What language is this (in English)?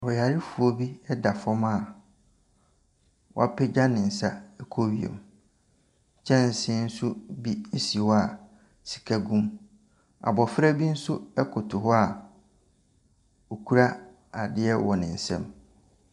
Akan